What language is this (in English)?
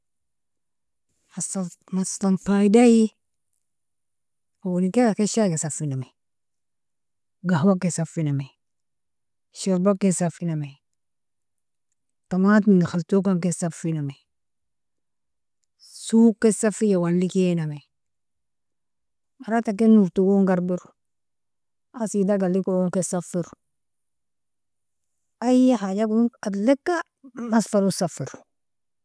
Nobiin